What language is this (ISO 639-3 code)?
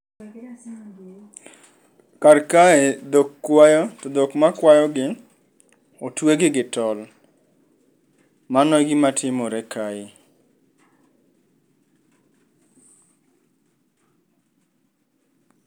luo